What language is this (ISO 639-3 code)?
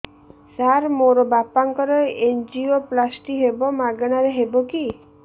ori